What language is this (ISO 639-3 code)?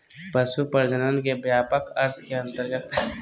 mag